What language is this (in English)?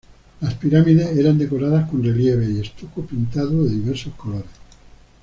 Spanish